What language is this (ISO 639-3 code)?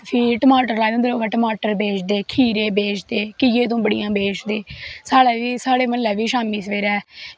doi